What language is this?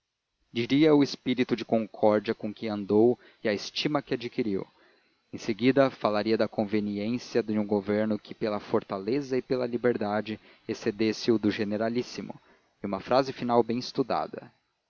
Portuguese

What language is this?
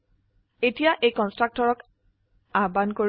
Assamese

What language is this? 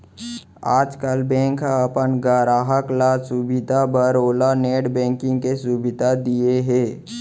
Chhattisgarhi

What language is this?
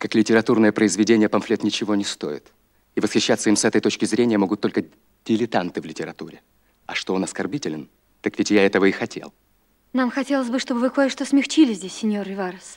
Russian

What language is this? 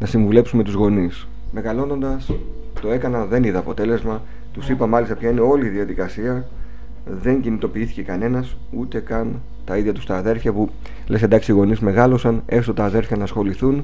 Greek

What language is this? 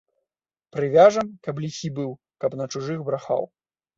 Belarusian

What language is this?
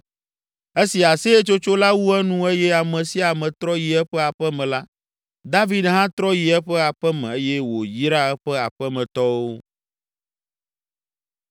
Ewe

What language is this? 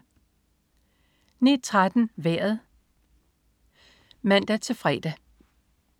Danish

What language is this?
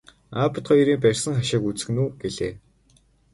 Mongolian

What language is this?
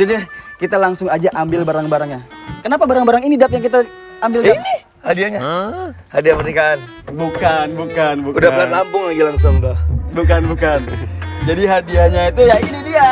Indonesian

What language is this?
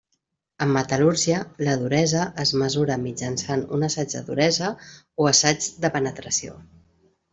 Catalan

